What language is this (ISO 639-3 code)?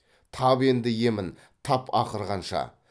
kaz